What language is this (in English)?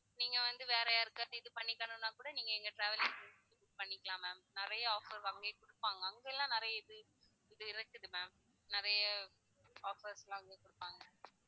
Tamil